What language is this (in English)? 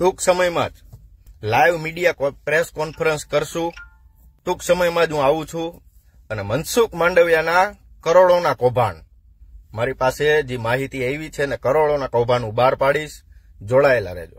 Gujarati